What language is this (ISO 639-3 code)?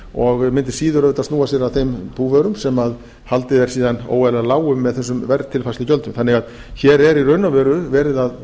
isl